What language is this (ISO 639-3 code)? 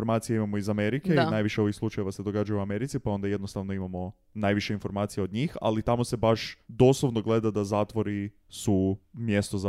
hrv